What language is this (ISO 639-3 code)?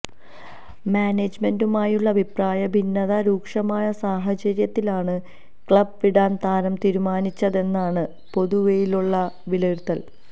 mal